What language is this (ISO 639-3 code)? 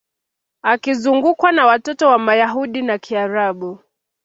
swa